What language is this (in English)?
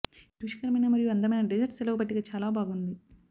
Telugu